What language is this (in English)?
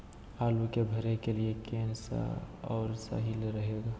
Magahi